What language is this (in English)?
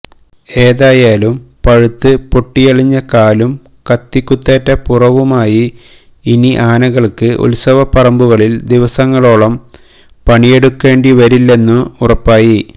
Malayalam